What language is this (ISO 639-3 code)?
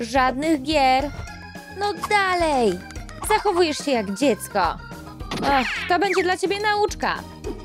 pol